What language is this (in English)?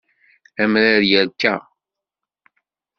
Kabyle